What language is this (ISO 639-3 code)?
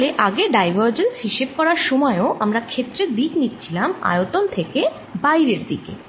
ben